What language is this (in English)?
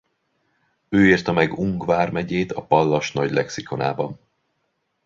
Hungarian